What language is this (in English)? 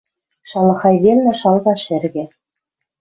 Western Mari